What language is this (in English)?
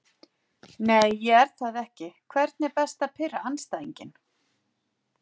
Icelandic